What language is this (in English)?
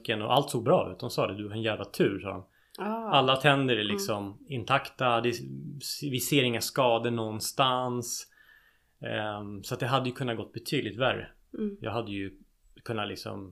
Swedish